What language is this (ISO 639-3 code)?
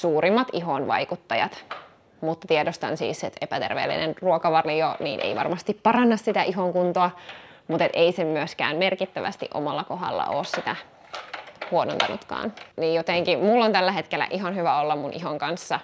fin